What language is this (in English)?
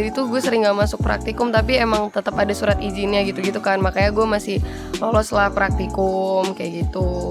Indonesian